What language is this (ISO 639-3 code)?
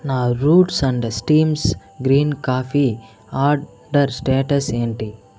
tel